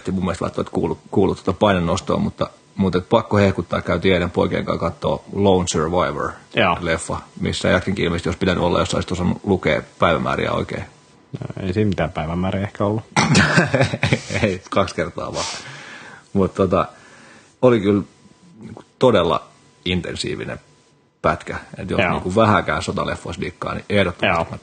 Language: Finnish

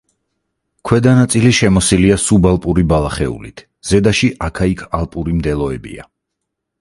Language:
Georgian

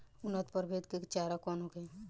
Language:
Bhojpuri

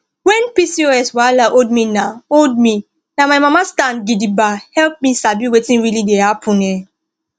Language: Nigerian Pidgin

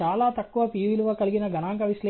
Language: Telugu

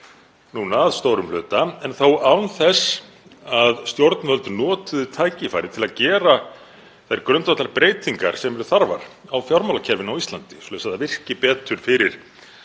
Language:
Icelandic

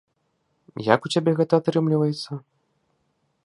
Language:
Belarusian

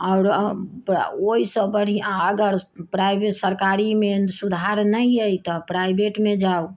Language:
Maithili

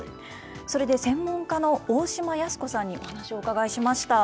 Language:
Japanese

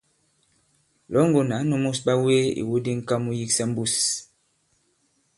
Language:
Bankon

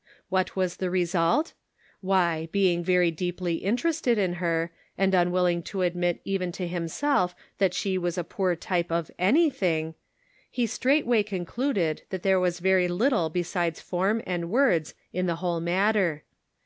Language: English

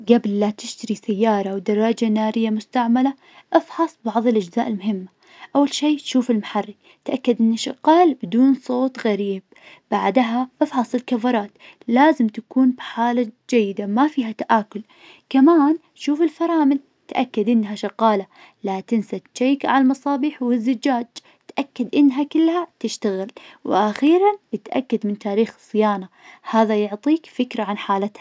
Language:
Najdi Arabic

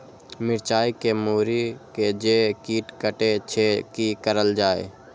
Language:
Maithili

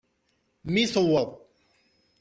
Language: Kabyle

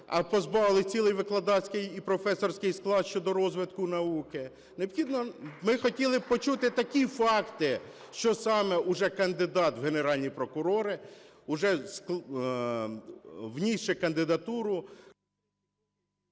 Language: Ukrainian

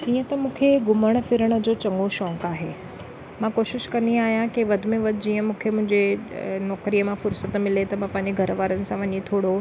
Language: Sindhi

